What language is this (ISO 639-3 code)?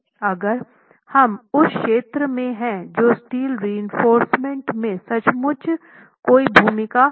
hin